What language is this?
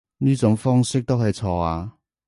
Cantonese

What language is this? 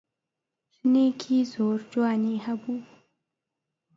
Central Kurdish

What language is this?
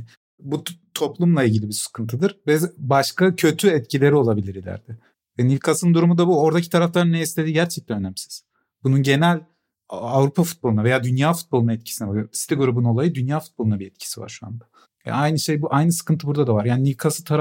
Turkish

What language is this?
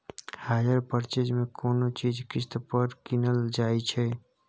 Maithili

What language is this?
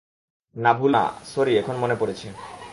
Bangla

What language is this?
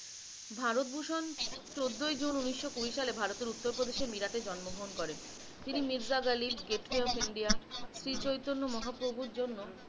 Bangla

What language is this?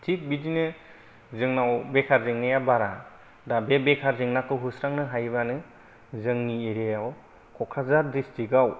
Bodo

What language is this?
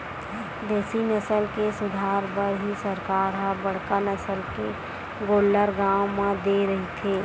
Chhattisgarhi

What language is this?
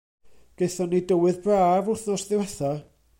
Welsh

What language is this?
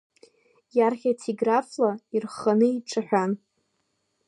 Abkhazian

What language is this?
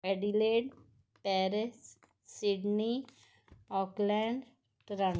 Punjabi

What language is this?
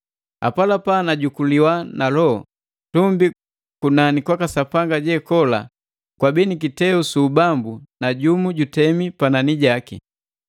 Matengo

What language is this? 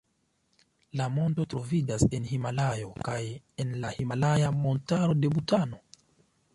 Esperanto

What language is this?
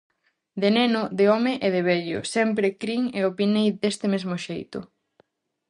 Galician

